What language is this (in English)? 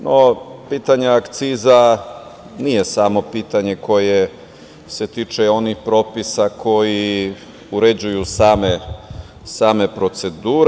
Serbian